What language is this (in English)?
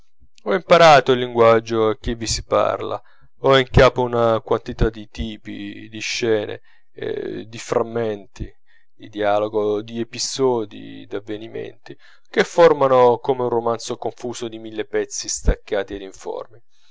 Italian